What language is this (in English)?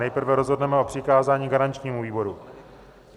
Czech